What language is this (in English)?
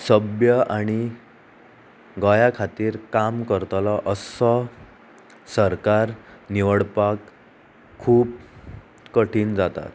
Konkani